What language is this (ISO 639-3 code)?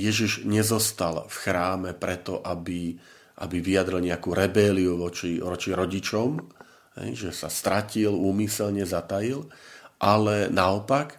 slk